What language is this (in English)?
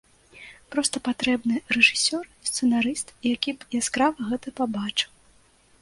Belarusian